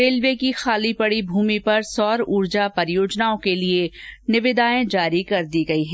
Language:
Hindi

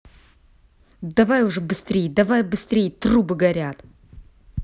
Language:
Russian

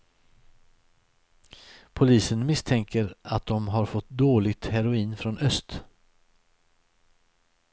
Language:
Swedish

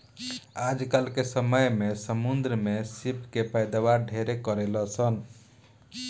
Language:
Bhojpuri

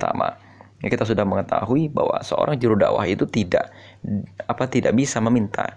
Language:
Indonesian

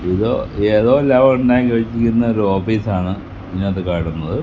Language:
Malayalam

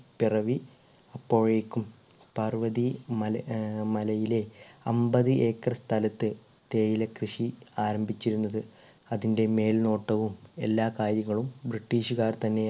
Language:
Malayalam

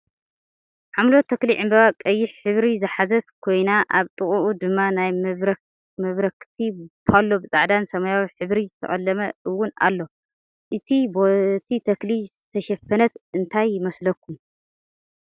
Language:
Tigrinya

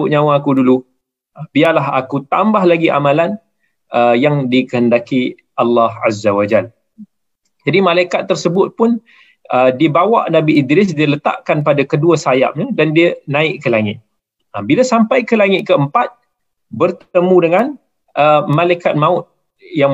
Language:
Malay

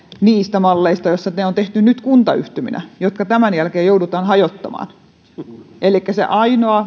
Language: Finnish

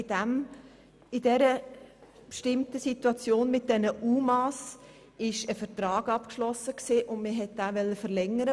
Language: Swiss German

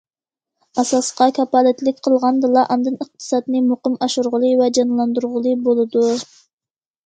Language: Uyghur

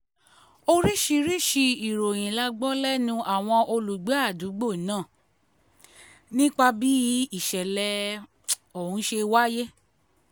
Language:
Yoruba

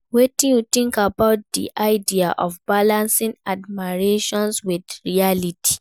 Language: Nigerian Pidgin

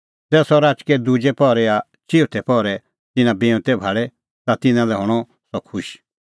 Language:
Kullu Pahari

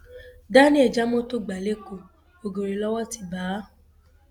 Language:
Yoruba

